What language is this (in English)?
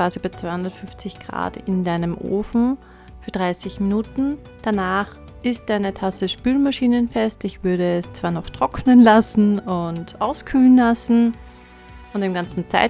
German